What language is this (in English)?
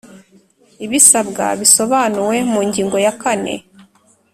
Kinyarwanda